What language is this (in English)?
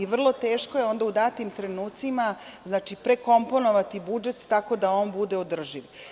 Serbian